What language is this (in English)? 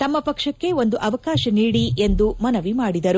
Kannada